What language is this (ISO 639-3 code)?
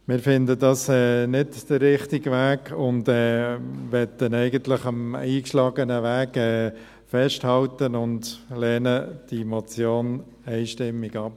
gsw